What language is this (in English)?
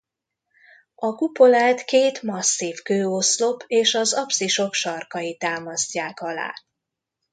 Hungarian